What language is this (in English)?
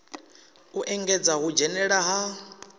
Venda